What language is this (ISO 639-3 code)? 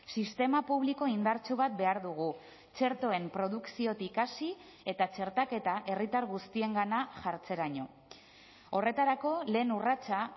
eus